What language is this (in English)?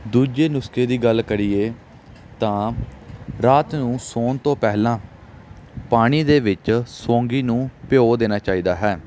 Punjabi